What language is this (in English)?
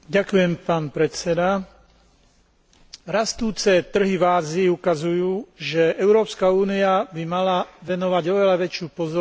Slovak